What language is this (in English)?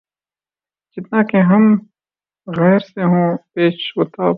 Urdu